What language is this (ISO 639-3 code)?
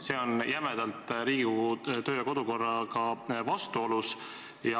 est